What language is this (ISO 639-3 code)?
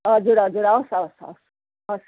nep